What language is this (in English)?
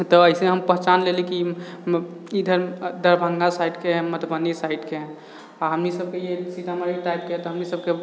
Maithili